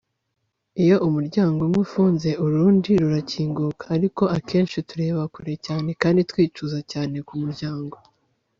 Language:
Kinyarwanda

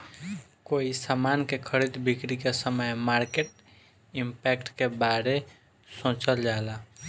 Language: Bhojpuri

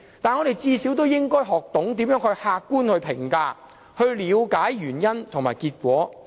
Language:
Cantonese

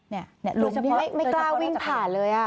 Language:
Thai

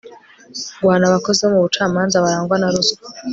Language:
Kinyarwanda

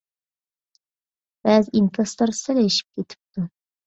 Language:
Uyghur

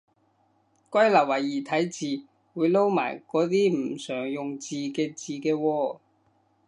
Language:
Cantonese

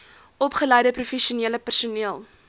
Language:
Afrikaans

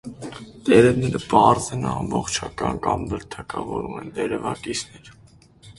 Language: Armenian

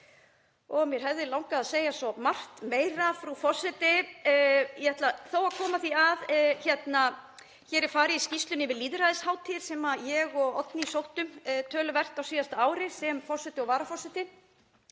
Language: Icelandic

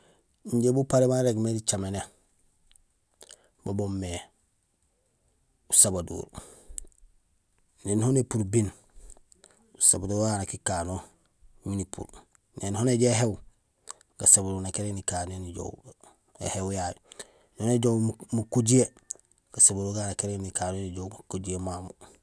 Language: Gusilay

